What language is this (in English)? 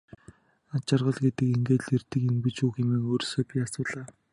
Mongolian